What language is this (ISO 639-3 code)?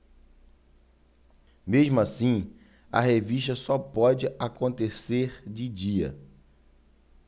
por